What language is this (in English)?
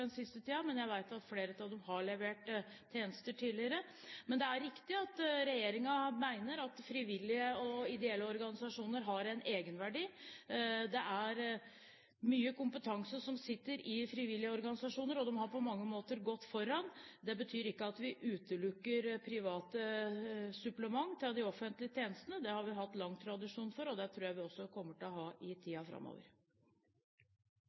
Norwegian Bokmål